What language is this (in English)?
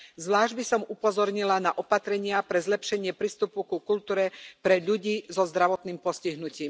Slovak